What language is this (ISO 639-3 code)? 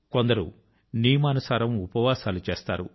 tel